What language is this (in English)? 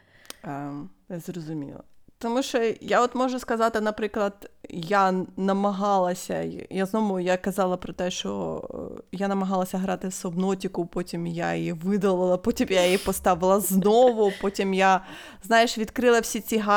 Ukrainian